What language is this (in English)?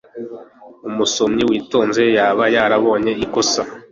Kinyarwanda